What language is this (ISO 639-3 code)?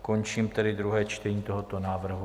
ces